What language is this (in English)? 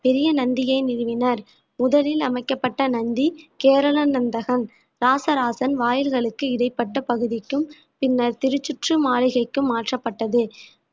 Tamil